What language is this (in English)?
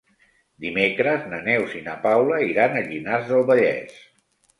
Catalan